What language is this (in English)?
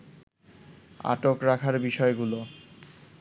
Bangla